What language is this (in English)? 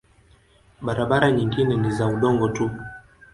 Swahili